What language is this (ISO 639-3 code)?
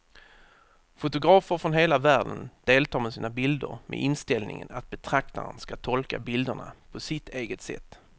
swe